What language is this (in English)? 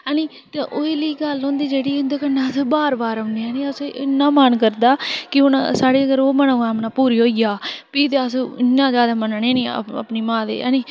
Dogri